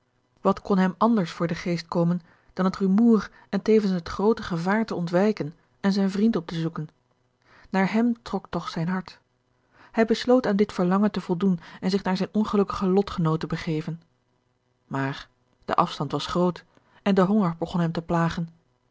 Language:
Dutch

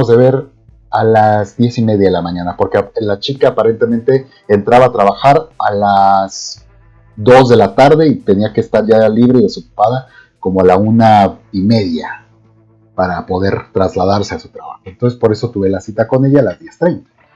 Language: Spanish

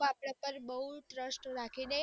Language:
Gujarati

